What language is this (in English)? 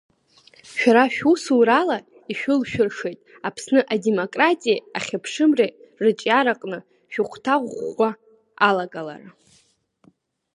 Abkhazian